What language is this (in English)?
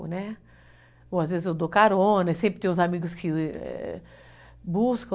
Portuguese